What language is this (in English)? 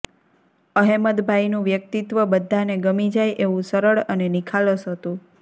Gujarati